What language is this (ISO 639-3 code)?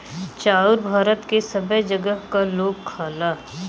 bho